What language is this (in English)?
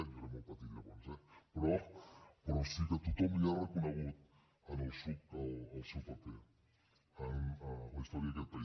Catalan